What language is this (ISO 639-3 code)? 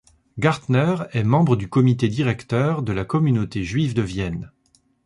fra